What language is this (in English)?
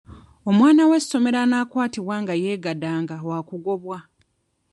Ganda